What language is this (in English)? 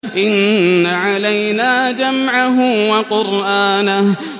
Arabic